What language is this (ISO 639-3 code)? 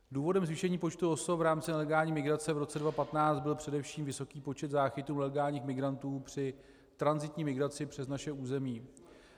ces